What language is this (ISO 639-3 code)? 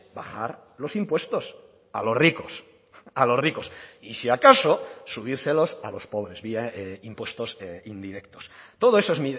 spa